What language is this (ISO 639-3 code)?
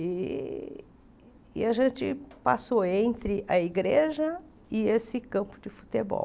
por